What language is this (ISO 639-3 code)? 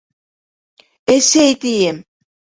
bak